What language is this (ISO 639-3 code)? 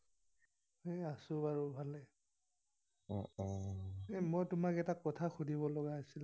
asm